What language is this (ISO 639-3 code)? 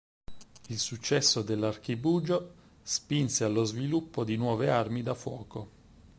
ita